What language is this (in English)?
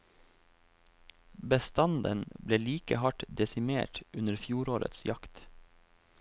Norwegian